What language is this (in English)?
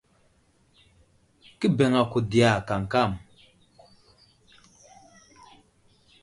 Wuzlam